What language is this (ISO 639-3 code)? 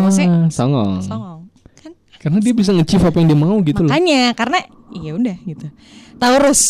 ind